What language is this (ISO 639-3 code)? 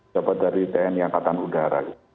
ind